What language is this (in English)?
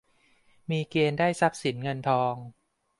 Thai